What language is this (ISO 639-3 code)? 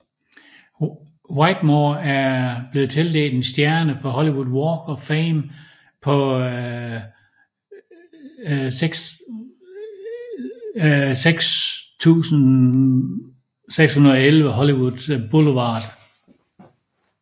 dan